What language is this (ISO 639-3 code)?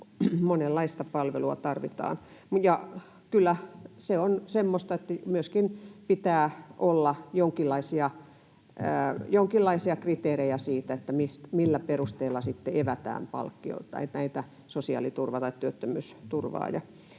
fin